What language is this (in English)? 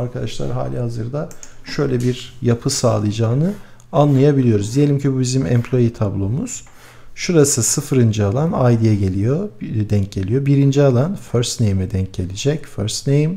Turkish